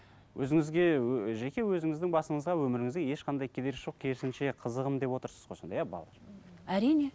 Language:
Kazakh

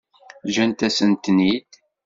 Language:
Kabyle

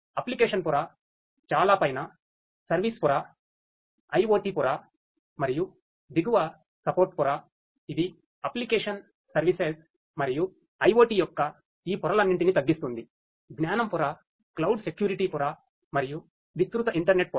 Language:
Telugu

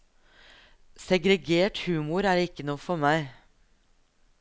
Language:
Norwegian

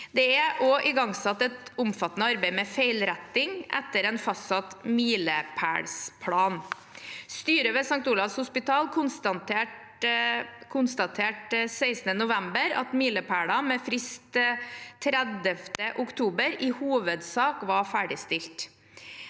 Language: Norwegian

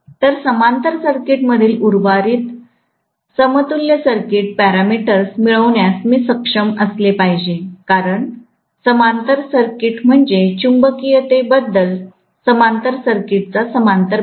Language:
Marathi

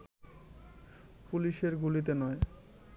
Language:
Bangla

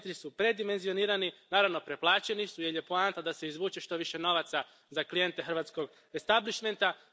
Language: Croatian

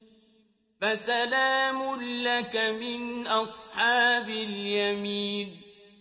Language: Arabic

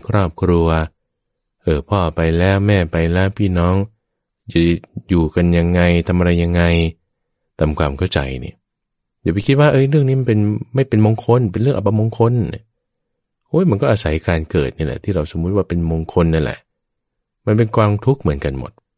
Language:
Thai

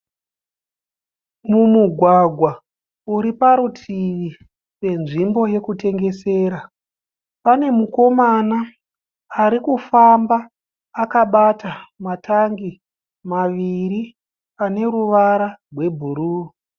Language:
Shona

